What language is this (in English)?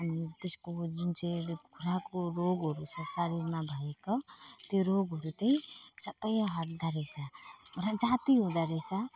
Nepali